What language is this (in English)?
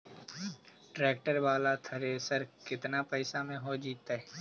Magahi